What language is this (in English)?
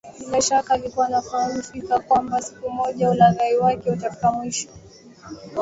Swahili